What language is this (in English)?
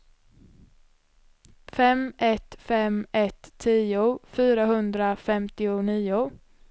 Swedish